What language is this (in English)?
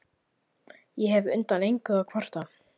Icelandic